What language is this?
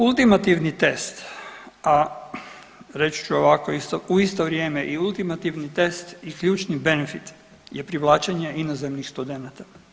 Croatian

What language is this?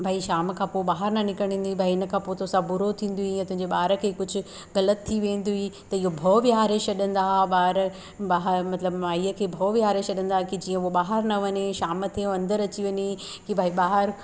Sindhi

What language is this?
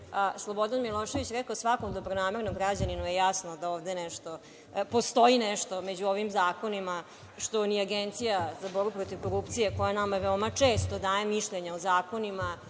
Serbian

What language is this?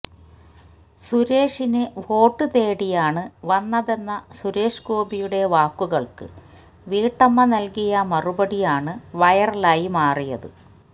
Malayalam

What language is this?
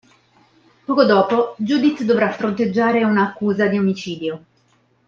Italian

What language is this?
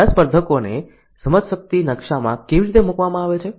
Gujarati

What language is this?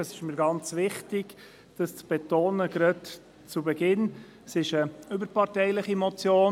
Swiss German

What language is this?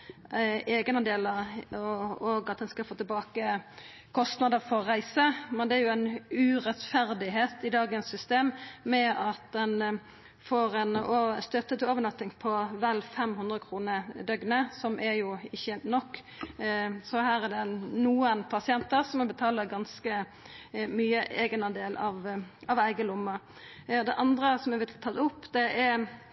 Norwegian Nynorsk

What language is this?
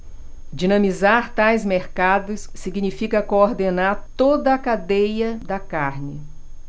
Portuguese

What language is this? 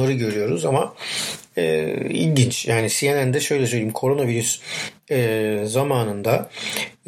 Turkish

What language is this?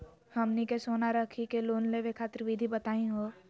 Magahi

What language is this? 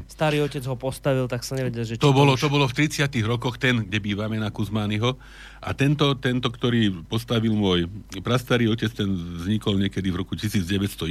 Slovak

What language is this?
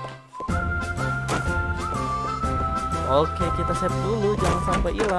Indonesian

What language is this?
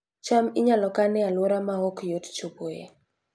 Luo (Kenya and Tanzania)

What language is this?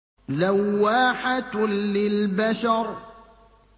Arabic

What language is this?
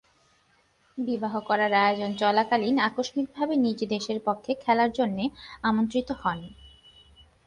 Bangla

